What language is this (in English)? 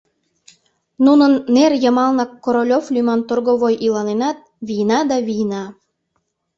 Mari